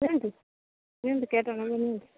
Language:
Odia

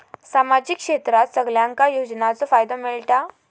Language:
Marathi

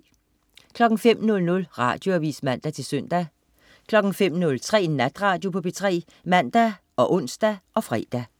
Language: Danish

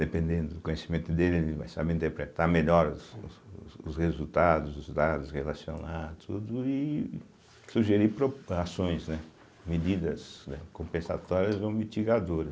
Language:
Portuguese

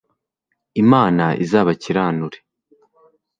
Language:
Kinyarwanda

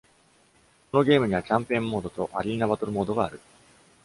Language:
Japanese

